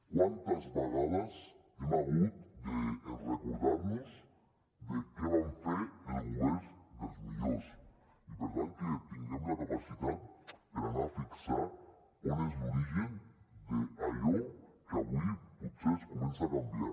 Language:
Catalan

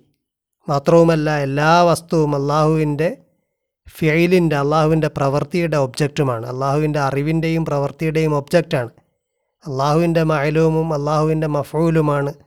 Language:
Malayalam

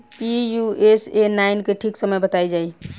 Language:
Bhojpuri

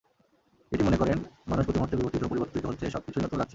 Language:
Bangla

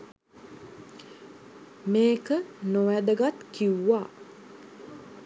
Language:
Sinhala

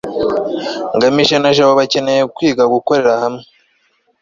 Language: Kinyarwanda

